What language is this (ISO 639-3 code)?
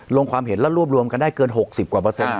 tha